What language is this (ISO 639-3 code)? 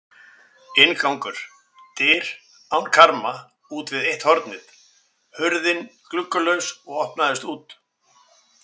isl